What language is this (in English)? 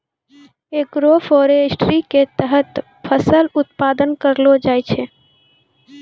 Maithili